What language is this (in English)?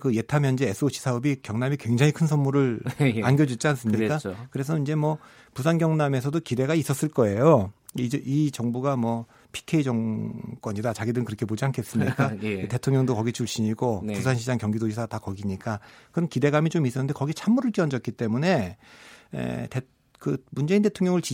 Korean